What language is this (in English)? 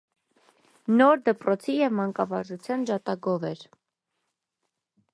Armenian